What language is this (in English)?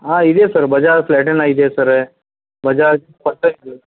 Kannada